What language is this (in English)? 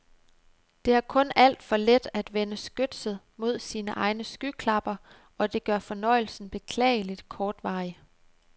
Danish